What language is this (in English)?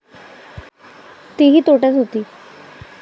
Marathi